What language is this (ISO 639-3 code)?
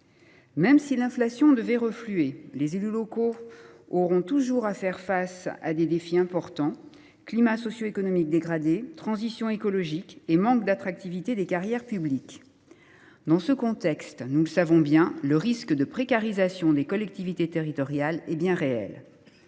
fra